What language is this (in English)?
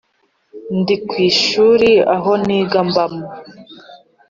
Kinyarwanda